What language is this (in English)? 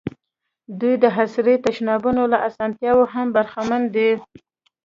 Pashto